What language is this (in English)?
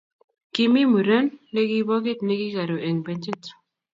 Kalenjin